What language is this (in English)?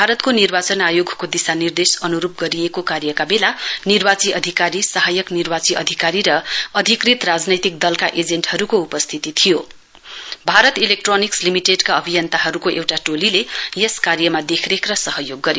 Nepali